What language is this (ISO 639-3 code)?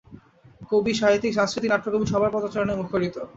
ben